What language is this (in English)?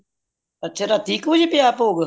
Punjabi